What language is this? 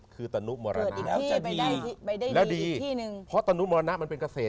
Thai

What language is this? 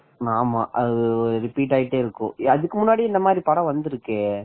Tamil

